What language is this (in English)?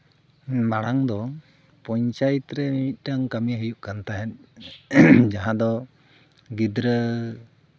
Santali